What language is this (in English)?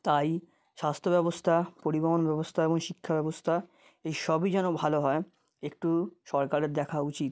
Bangla